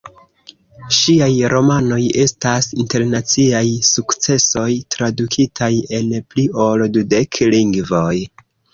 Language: Esperanto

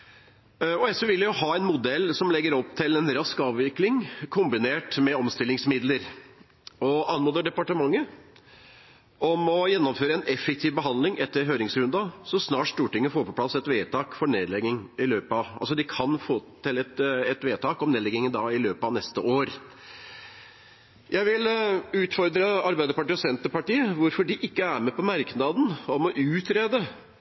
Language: Norwegian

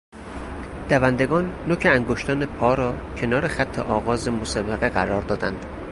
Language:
Persian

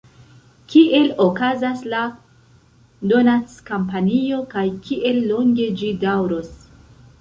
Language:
Esperanto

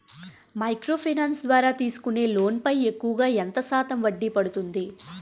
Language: Telugu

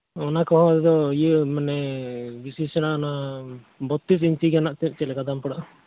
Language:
Santali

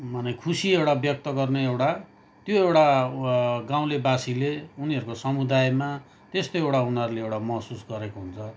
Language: Nepali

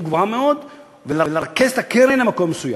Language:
Hebrew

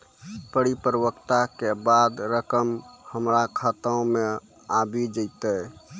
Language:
Maithili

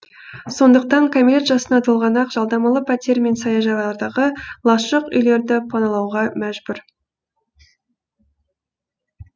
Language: Kazakh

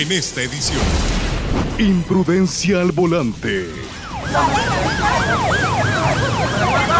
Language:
Spanish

